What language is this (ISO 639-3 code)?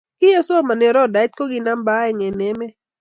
kln